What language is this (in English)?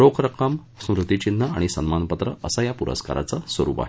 Marathi